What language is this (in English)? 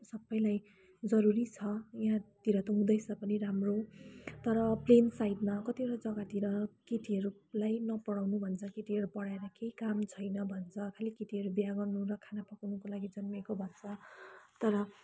Nepali